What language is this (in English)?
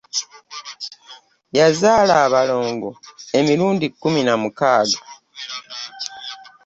Ganda